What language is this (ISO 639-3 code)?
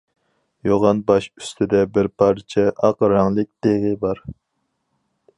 uig